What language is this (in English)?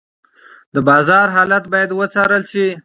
Pashto